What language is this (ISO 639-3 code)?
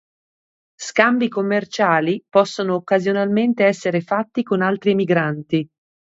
ita